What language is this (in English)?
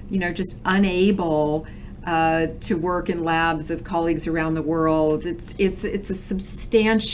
English